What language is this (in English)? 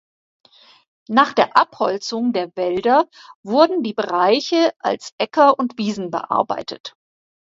German